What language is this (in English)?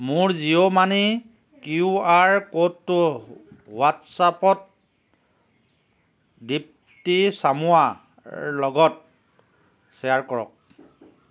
Assamese